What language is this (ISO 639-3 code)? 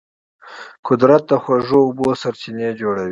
pus